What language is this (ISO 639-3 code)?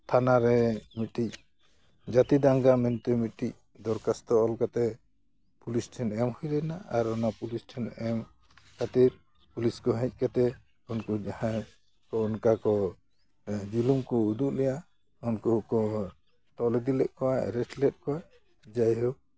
sat